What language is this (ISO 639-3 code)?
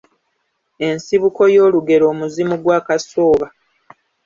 lug